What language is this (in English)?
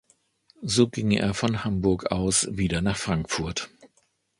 German